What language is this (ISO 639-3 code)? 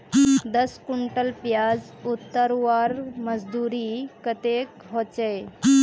mag